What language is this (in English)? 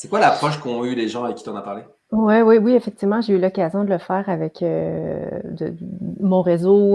French